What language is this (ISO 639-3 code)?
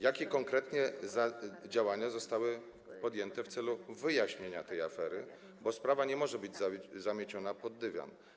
pol